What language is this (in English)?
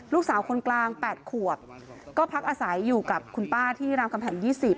Thai